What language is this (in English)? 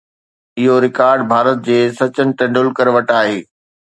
Sindhi